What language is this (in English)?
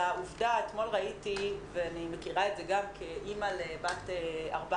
Hebrew